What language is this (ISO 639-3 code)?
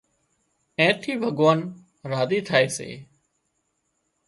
kxp